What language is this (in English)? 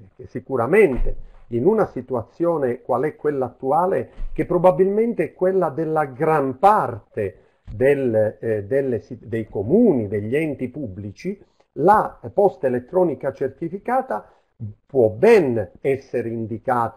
Italian